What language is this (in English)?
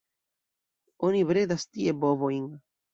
Esperanto